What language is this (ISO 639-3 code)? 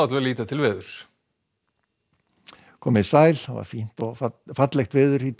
isl